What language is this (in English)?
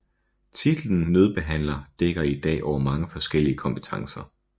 Danish